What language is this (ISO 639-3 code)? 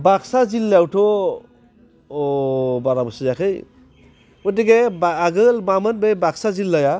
brx